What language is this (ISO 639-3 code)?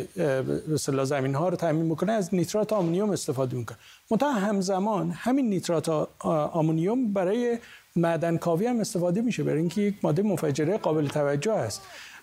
fas